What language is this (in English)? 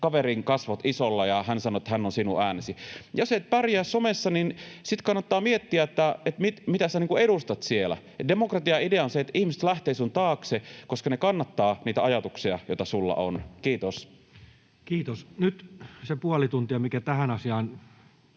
Finnish